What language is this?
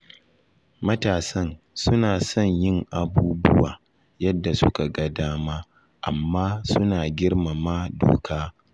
Hausa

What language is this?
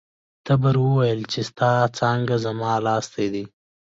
Pashto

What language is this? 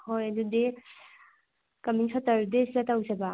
Manipuri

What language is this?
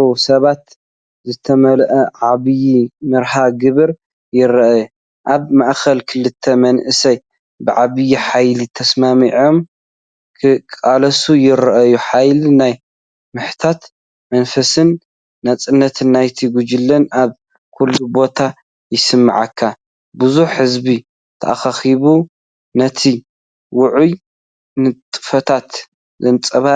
Tigrinya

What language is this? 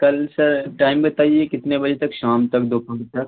Urdu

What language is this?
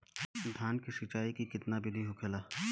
Bhojpuri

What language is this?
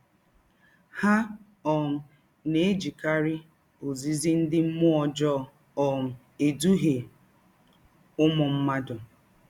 Igbo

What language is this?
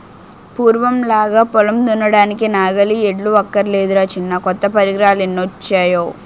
Telugu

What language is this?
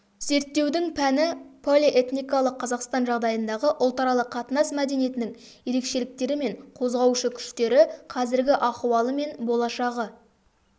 Kazakh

